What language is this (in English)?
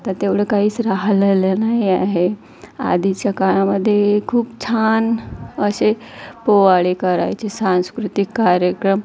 Marathi